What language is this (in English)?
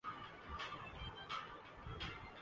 Urdu